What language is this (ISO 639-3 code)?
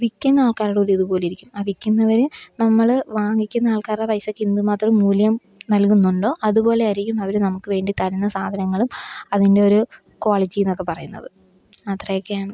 mal